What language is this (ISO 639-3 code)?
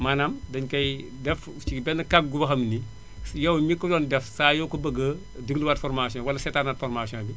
wol